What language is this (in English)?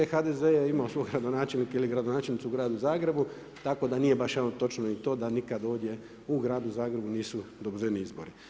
Croatian